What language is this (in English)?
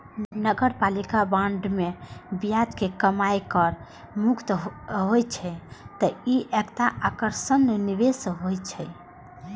Maithili